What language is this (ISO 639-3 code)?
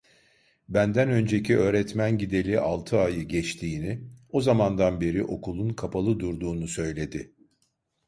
tur